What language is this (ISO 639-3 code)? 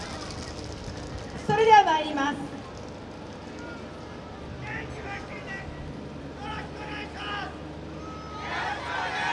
jpn